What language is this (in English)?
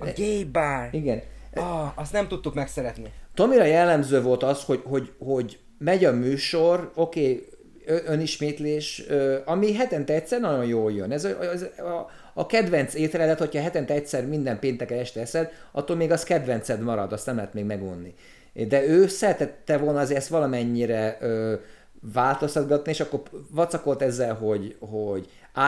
Hungarian